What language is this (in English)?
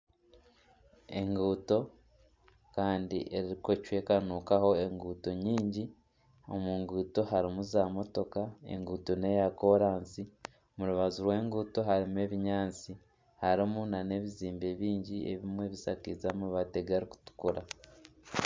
Nyankole